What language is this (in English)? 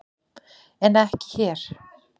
Icelandic